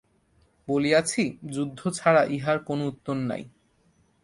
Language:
Bangla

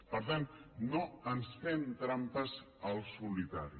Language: Catalan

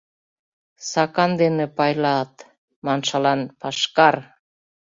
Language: Mari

